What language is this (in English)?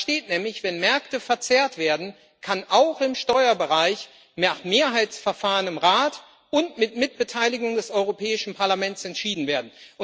German